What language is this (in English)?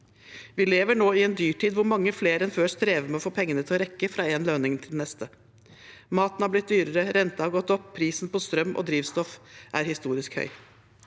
Norwegian